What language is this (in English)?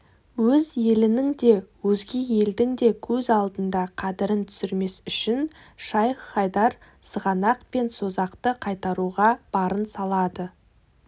Kazakh